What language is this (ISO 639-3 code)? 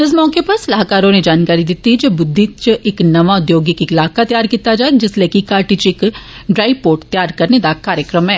doi